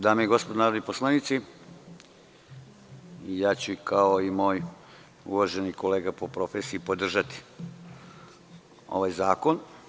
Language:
Serbian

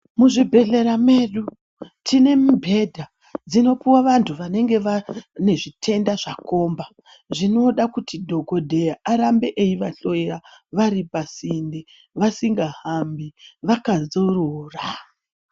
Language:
Ndau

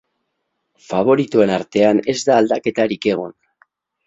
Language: Basque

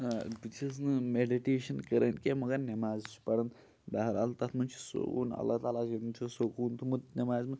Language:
Kashmiri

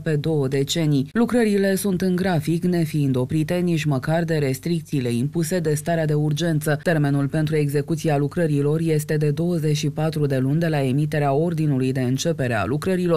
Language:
Romanian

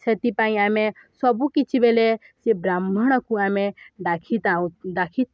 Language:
Odia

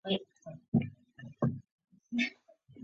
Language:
Chinese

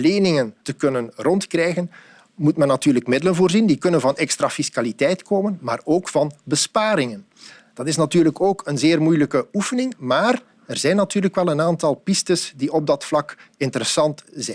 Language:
Dutch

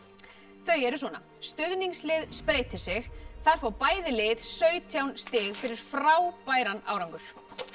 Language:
Icelandic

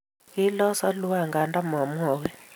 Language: Kalenjin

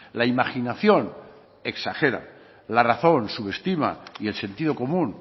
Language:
Spanish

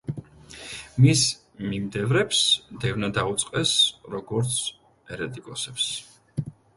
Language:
Georgian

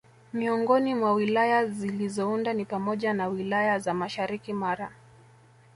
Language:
Swahili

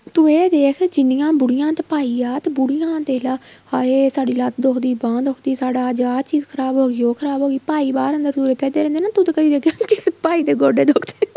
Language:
Punjabi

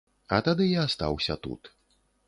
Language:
Belarusian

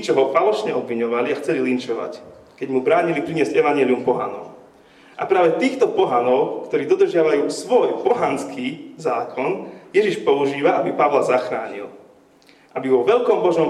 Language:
Slovak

